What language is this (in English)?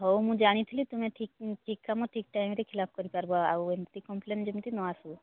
Odia